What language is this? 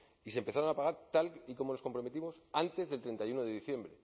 Spanish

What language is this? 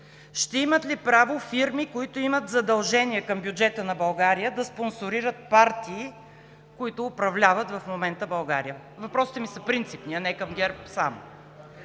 Bulgarian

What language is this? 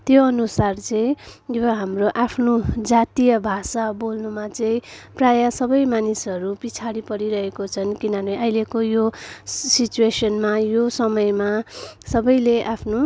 Nepali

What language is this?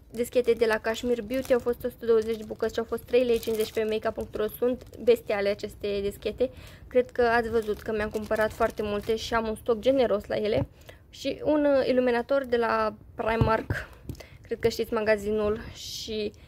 Romanian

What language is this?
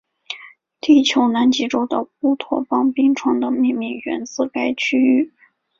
Chinese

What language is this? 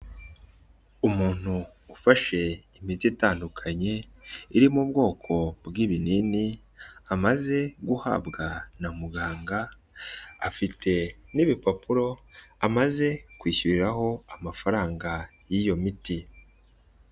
Kinyarwanda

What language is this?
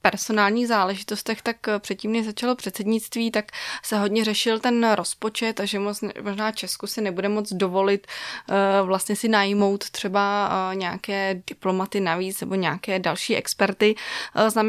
Czech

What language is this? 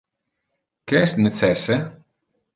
Interlingua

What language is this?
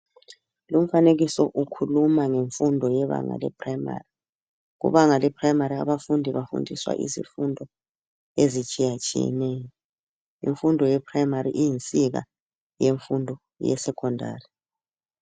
North Ndebele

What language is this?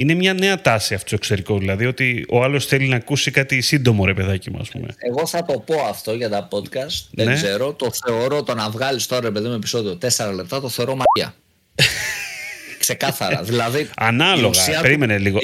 Greek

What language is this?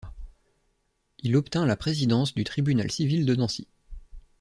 French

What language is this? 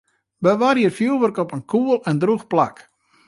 Western Frisian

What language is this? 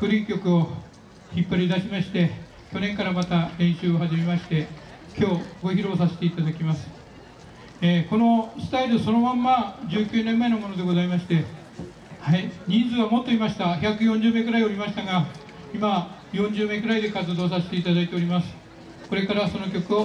Japanese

